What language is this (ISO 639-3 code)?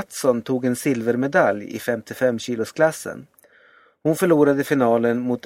swe